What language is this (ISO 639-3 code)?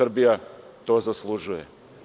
srp